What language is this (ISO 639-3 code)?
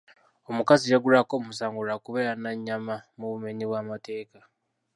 lug